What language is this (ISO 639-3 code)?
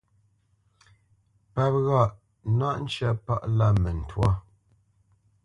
bce